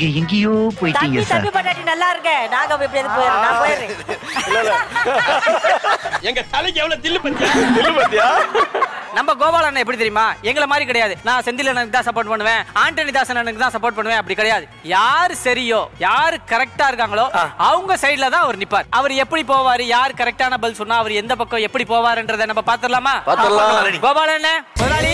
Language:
Korean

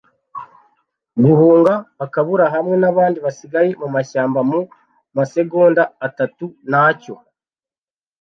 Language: Kinyarwanda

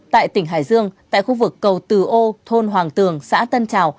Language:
Vietnamese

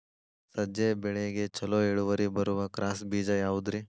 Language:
Kannada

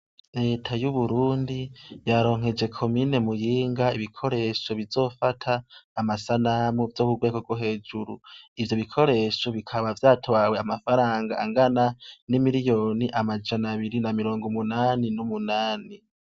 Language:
Rundi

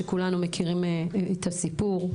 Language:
Hebrew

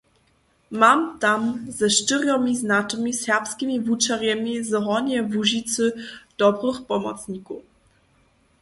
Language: Upper Sorbian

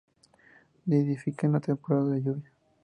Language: Spanish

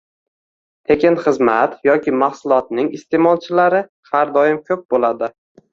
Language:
Uzbek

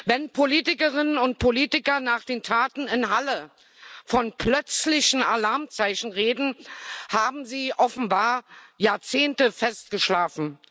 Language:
German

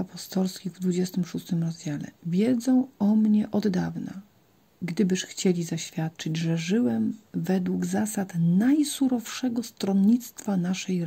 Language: Polish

